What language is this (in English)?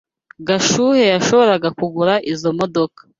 Kinyarwanda